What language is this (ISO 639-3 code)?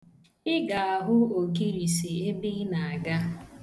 ibo